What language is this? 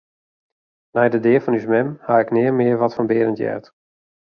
Western Frisian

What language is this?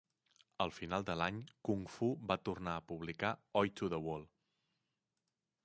Catalan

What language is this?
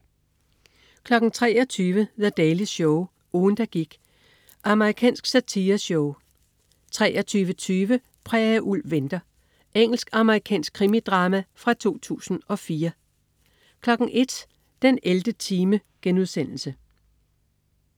Danish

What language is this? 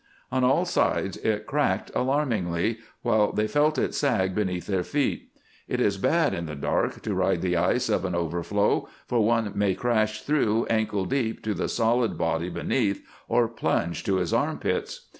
English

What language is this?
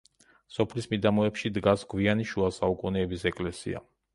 Georgian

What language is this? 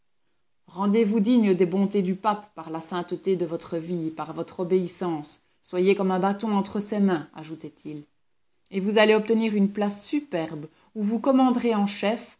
French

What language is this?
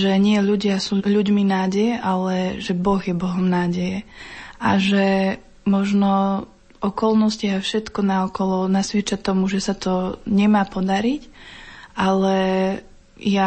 Slovak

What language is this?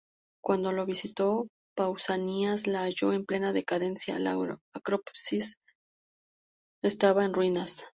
Spanish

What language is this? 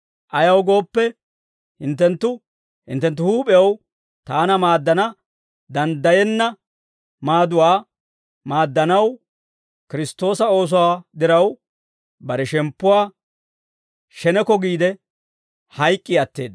Dawro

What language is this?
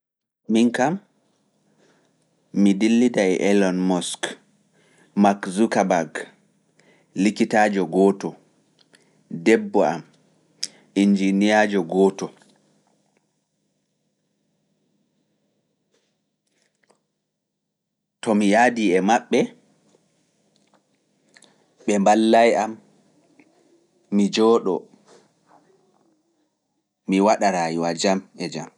Fula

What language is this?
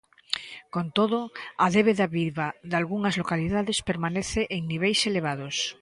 Galician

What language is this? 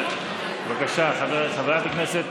Hebrew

